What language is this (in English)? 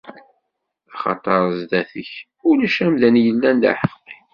Kabyle